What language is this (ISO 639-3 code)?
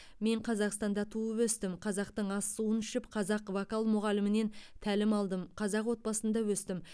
kaz